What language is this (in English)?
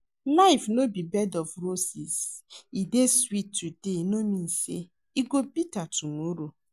Nigerian Pidgin